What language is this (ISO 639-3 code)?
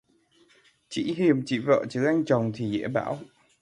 vie